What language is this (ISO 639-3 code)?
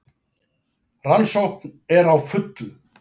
isl